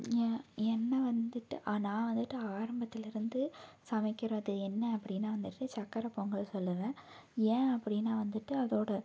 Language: Tamil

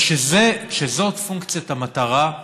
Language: Hebrew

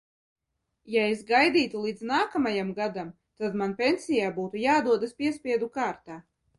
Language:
Latvian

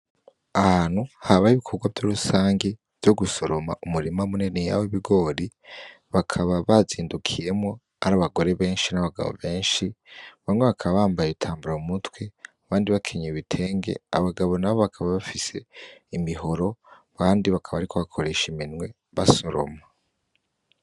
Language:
Rundi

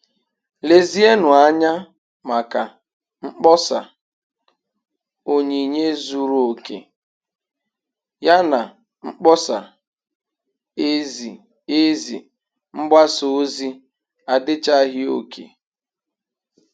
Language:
Igbo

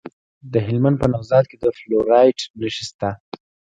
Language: Pashto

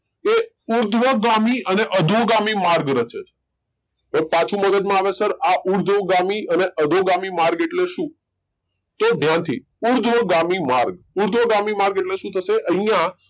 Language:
Gujarati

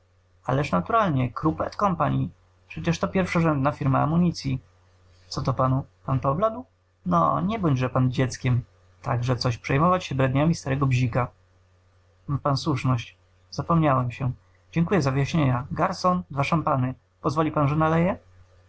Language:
Polish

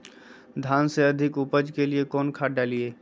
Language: Magahi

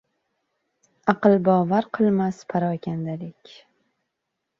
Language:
Uzbek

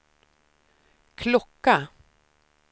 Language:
Swedish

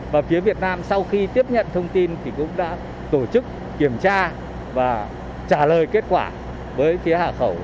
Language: Vietnamese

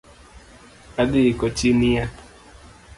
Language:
Luo (Kenya and Tanzania)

